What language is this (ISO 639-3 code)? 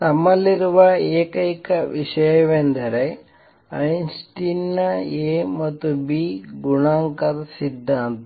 kan